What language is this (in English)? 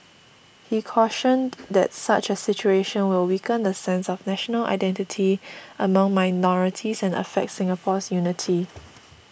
English